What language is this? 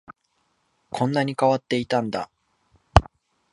Japanese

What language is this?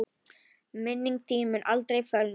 Icelandic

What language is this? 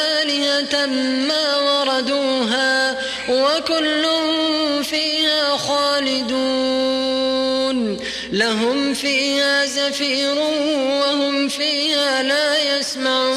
Arabic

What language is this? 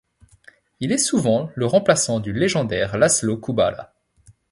French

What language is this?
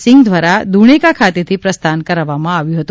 Gujarati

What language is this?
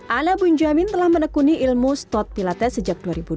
Indonesian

